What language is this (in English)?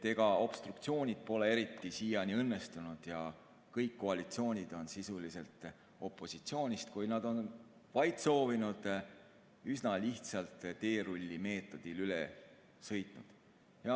Estonian